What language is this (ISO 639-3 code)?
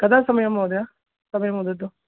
san